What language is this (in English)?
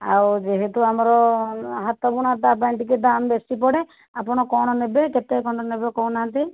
Odia